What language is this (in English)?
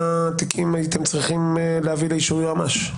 Hebrew